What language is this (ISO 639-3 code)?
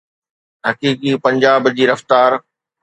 snd